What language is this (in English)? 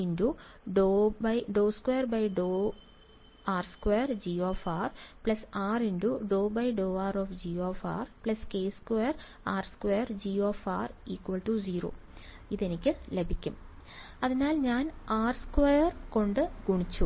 Malayalam